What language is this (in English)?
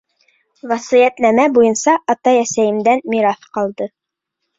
Bashkir